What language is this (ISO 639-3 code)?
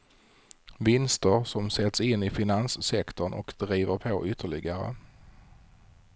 swe